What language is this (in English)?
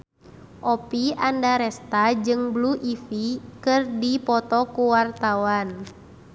Sundanese